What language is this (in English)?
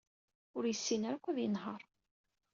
Kabyle